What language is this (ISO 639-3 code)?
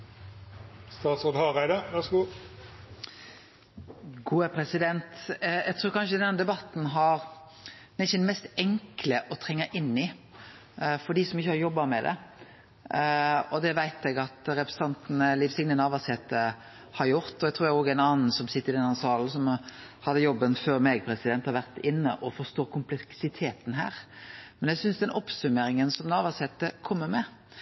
nno